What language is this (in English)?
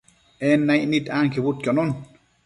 Matsés